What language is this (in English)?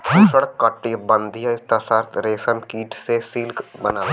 Bhojpuri